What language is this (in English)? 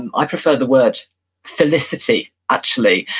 English